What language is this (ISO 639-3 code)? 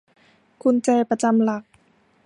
tha